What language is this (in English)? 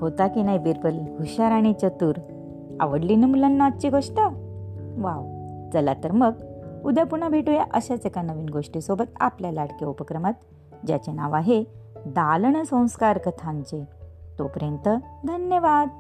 Marathi